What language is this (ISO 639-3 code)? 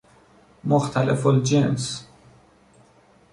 fas